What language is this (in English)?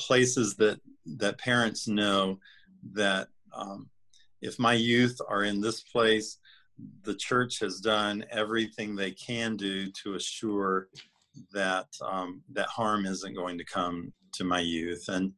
English